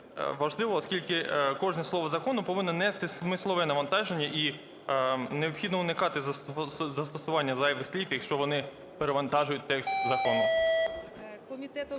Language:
Ukrainian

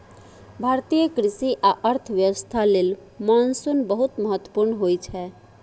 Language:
Maithili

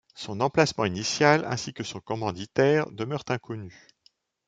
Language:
French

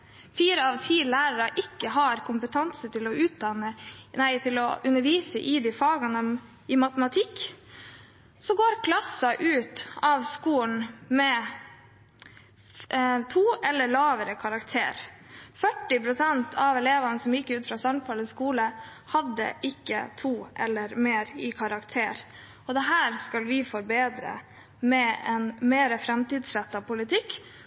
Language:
Norwegian Bokmål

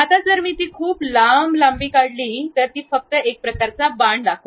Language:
Marathi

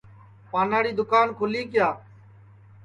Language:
Sansi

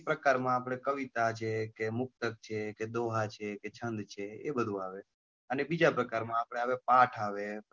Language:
Gujarati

